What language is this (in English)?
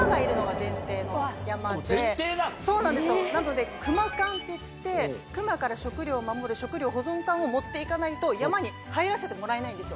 Japanese